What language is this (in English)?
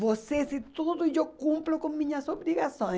Portuguese